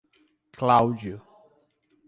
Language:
Portuguese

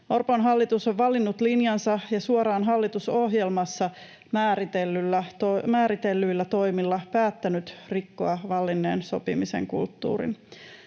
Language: Finnish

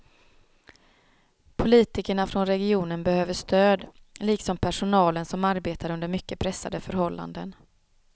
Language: Swedish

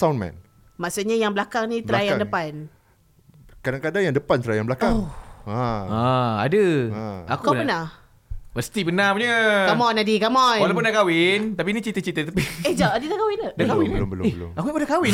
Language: Malay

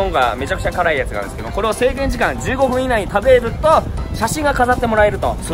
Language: Japanese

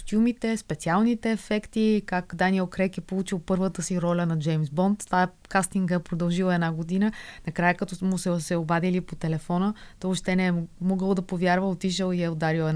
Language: Bulgarian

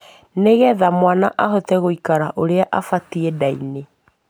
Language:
Kikuyu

